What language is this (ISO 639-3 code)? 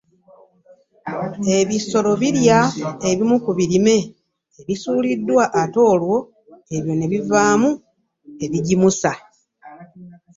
lug